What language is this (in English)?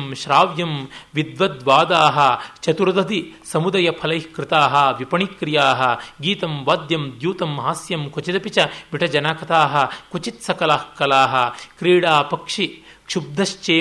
Kannada